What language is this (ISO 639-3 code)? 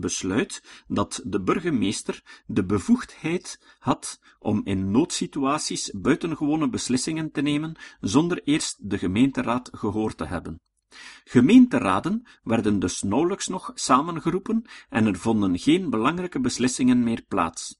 nld